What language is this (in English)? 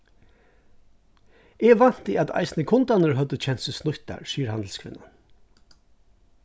Faroese